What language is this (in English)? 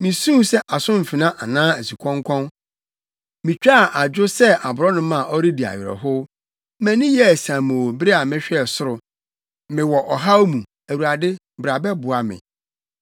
Akan